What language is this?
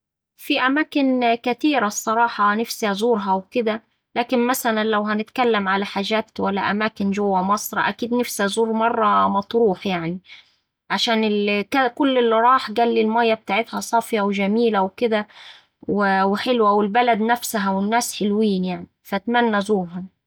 Saidi Arabic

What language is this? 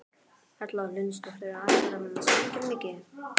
Icelandic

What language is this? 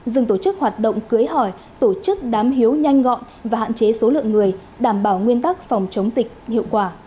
Vietnamese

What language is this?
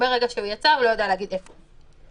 Hebrew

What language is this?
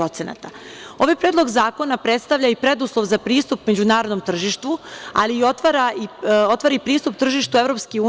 Serbian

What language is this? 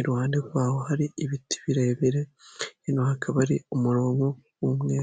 Kinyarwanda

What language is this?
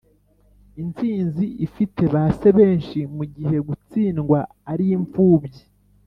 Kinyarwanda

